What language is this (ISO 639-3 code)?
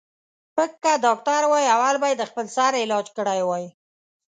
pus